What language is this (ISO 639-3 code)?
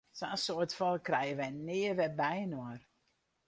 fry